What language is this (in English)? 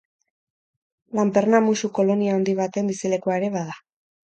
Basque